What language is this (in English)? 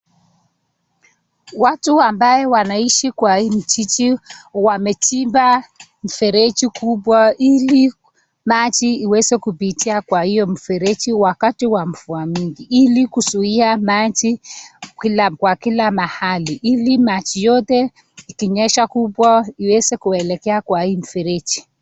Swahili